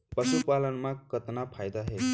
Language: Chhattisgarhi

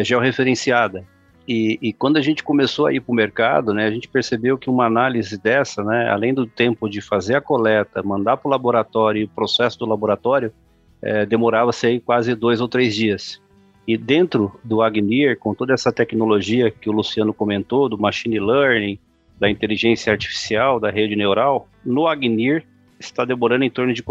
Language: Portuguese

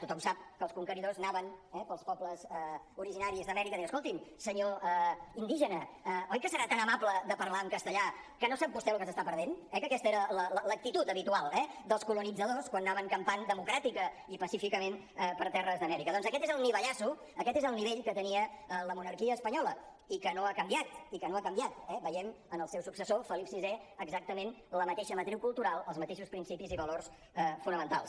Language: Catalan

